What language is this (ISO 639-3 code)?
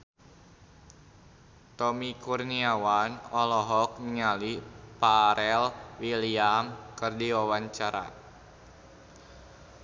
sun